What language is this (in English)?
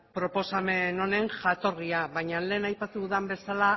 Basque